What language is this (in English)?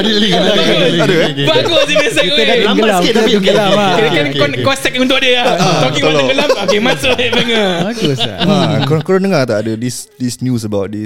Malay